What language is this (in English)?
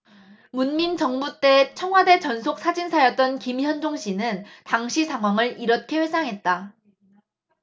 Korean